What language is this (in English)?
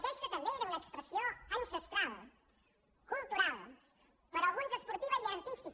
Catalan